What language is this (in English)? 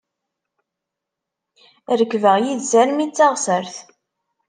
Kabyle